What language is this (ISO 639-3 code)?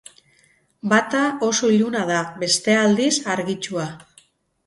eus